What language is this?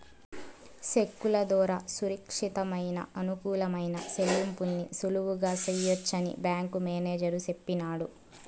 Telugu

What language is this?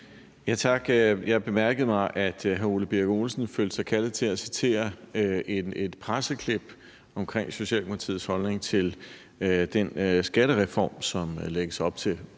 Danish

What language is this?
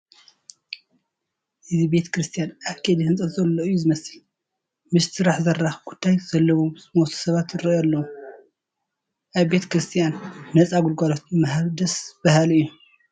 Tigrinya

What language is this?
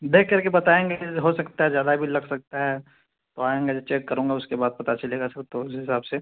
Urdu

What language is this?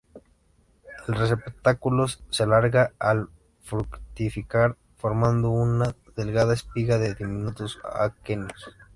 Spanish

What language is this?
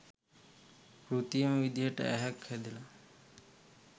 Sinhala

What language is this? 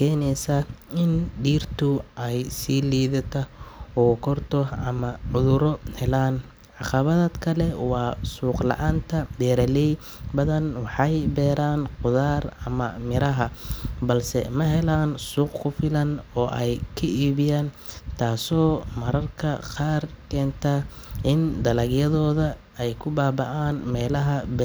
Somali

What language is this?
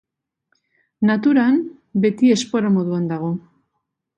Basque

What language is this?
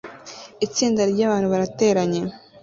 Kinyarwanda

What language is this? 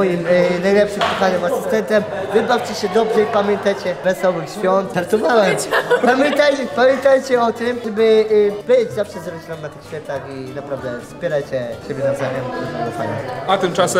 Polish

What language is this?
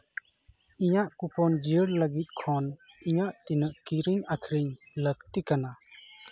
Santali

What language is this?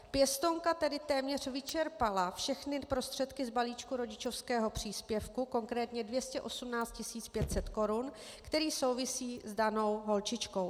Czech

